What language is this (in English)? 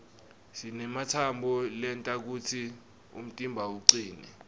Swati